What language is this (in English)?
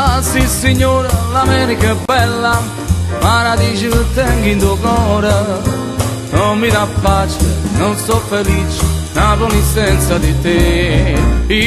Romanian